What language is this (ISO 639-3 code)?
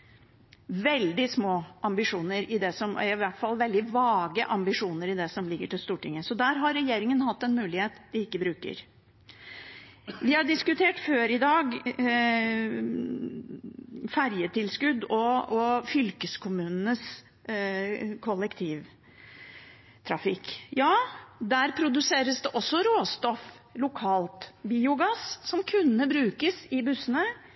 nob